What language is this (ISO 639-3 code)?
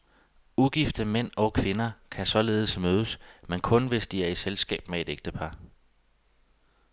dan